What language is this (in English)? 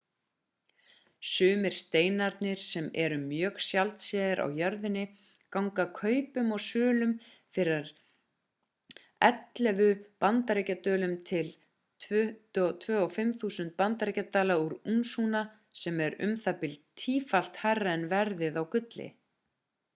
Icelandic